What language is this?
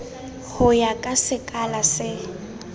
Southern Sotho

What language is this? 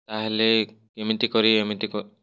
Odia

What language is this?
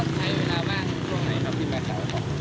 Thai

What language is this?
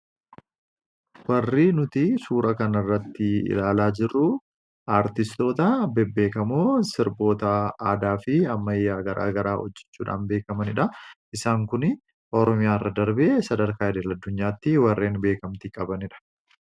Oromo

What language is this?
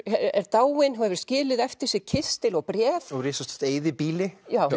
Icelandic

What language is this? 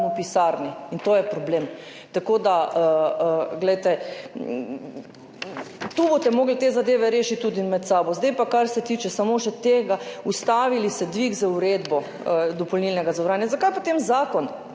Slovenian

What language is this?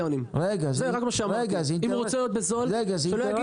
Hebrew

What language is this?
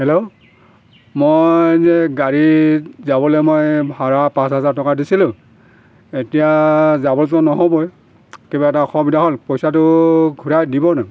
Assamese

